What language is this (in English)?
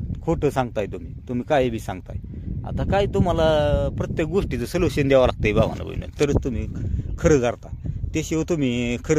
Romanian